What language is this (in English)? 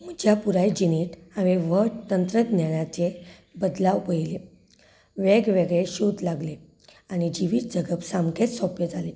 Konkani